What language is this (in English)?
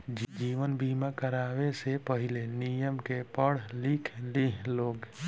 Bhojpuri